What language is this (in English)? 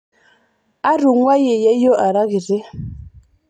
Masai